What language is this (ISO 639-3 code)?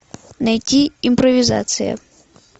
rus